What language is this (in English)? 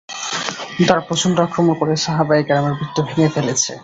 Bangla